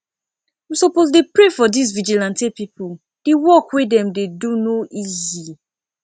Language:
Nigerian Pidgin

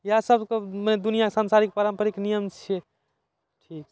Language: Maithili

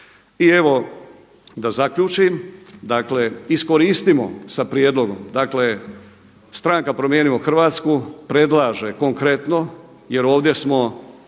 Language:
Croatian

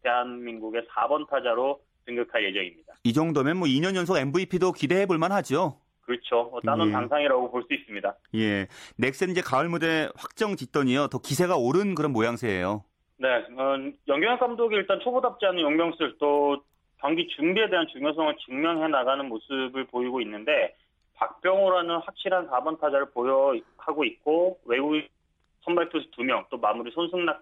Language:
Korean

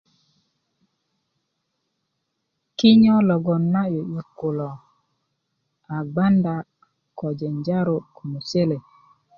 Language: Kuku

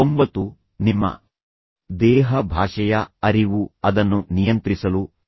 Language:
Kannada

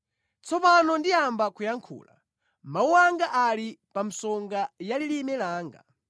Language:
Nyanja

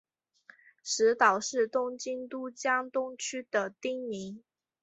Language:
Chinese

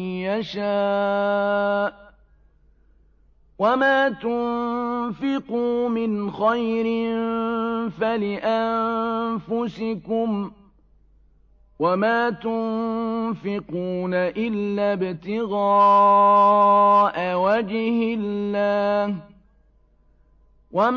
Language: Arabic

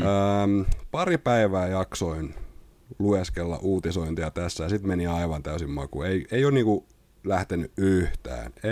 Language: Finnish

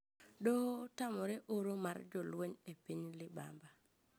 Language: Luo (Kenya and Tanzania)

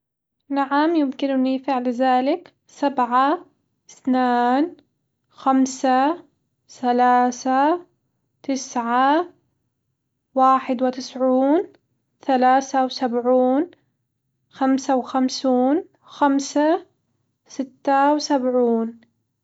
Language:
Hijazi Arabic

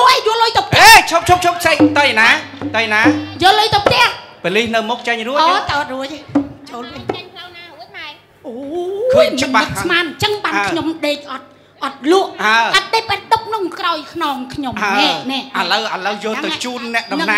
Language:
Thai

